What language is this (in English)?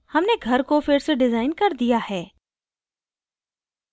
Hindi